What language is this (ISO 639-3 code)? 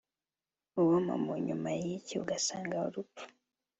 kin